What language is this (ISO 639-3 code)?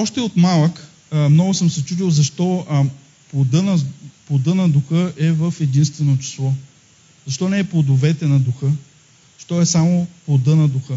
bul